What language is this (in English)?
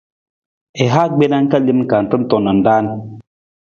Nawdm